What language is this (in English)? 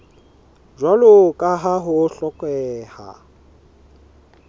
Southern Sotho